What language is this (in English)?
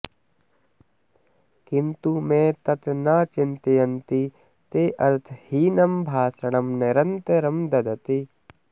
Sanskrit